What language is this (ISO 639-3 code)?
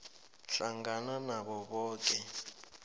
nbl